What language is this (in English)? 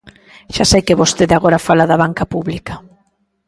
Galician